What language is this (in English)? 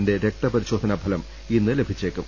Malayalam